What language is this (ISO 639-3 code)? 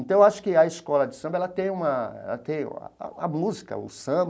por